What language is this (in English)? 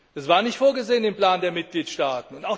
German